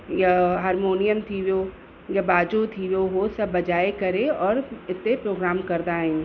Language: Sindhi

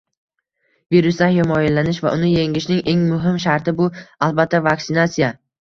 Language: Uzbek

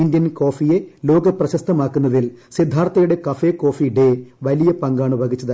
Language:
Malayalam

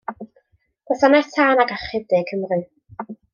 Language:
Welsh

